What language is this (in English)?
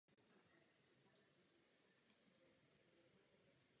Czech